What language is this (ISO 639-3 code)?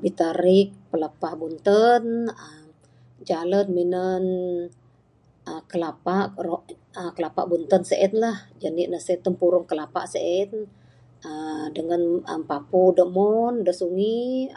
sdo